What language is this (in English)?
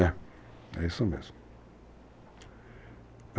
Portuguese